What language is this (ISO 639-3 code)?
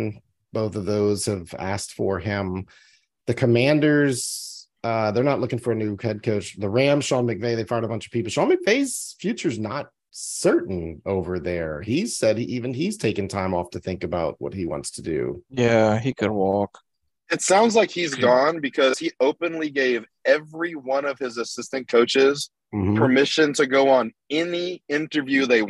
eng